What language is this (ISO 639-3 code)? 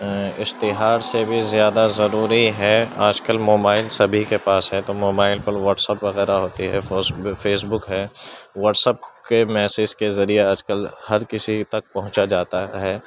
urd